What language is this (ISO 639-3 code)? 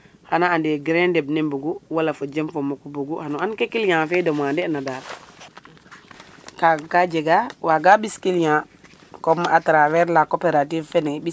srr